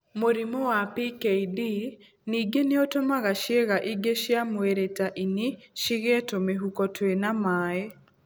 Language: Kikuyu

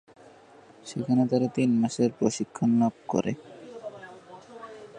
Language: Bangla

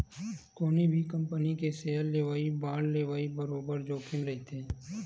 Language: Chhattisgarhi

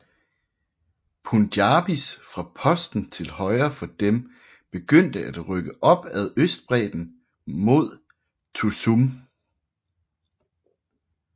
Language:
Danish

